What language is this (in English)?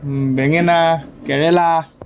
Assamese